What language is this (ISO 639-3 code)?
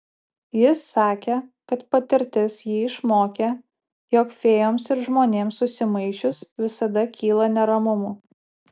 lit